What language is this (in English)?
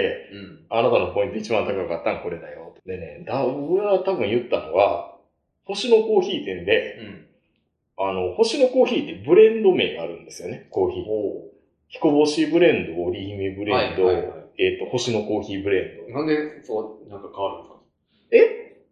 Japanese